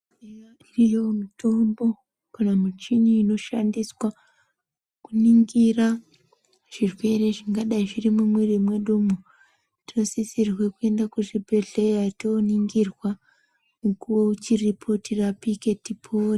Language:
Ndau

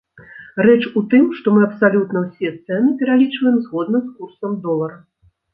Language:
Belarusian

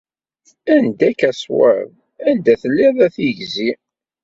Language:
Kabyle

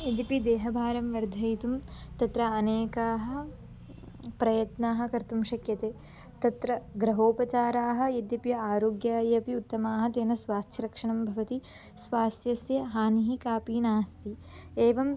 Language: Sanskrit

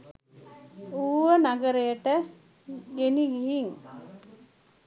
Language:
Sinhala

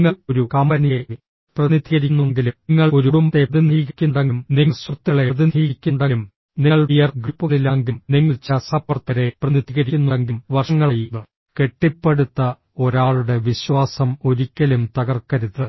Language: Malayalam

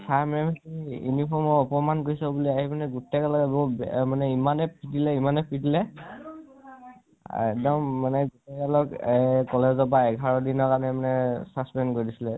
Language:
Assamese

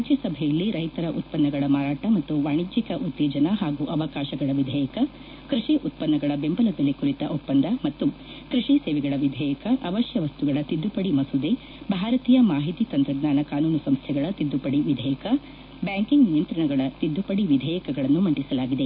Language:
Kannada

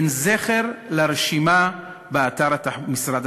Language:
Hebrew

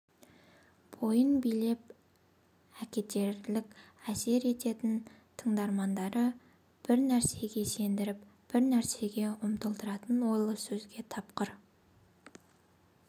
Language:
Kazakh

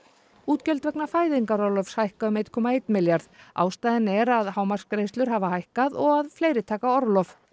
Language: Icelandic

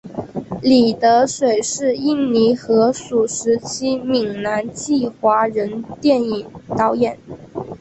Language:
Chinese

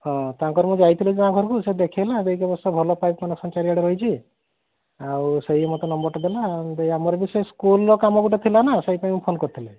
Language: Odia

